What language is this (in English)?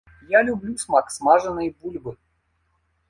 Belarusian